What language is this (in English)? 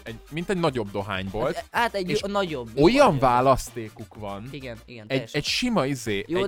Hungarian